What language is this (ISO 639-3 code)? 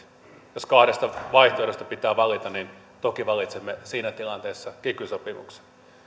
fin